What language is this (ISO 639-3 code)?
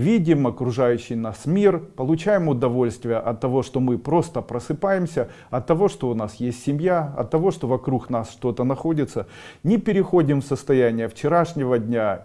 rus